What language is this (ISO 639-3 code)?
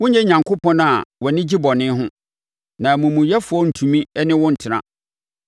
aka